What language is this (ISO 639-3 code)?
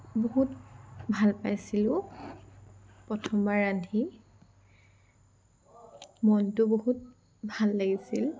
asm